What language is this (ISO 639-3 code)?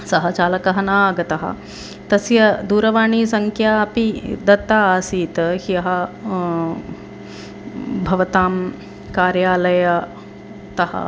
san